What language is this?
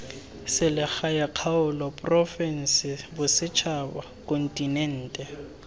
Tswana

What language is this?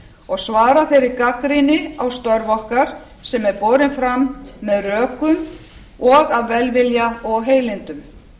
Icelandic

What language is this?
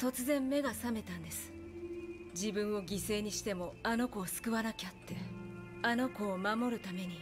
Japanese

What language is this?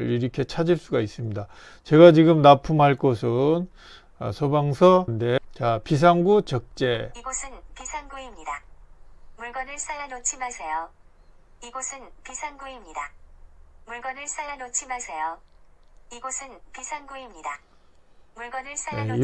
Korean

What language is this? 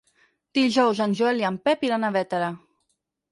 Catalan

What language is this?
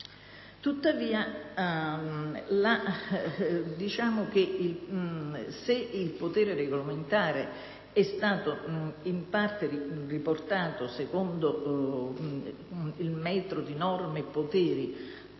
Italian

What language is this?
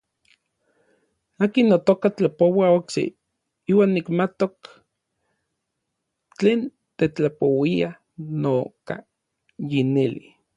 Orizaba Nahuatl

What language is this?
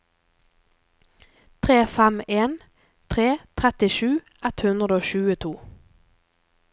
Norwegian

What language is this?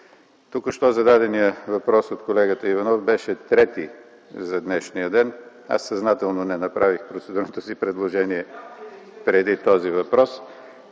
Bulgarian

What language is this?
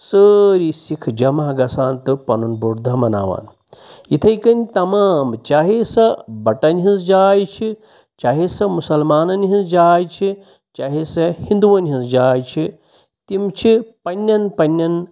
Kashmiri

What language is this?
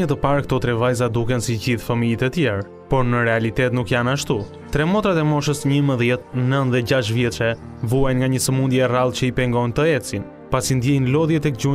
Romanian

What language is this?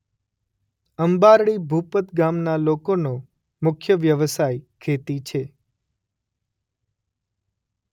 Gujarati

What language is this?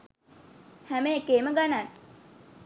Sinhala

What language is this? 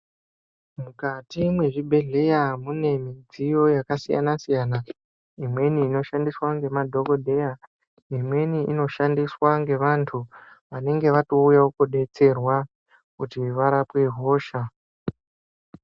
Ndau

